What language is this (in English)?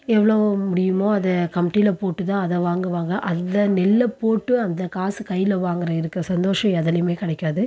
Tamil